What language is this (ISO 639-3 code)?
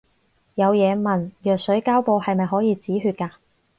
yue